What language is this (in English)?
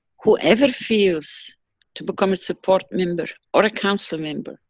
English